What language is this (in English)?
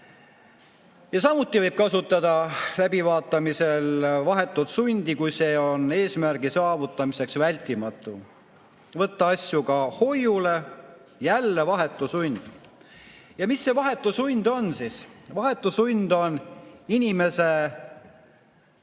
Estonian